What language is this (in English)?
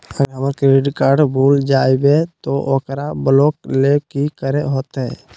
Magahi